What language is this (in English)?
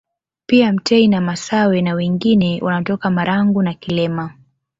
Swahili